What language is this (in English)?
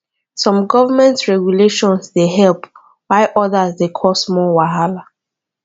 Nigerian Pidgin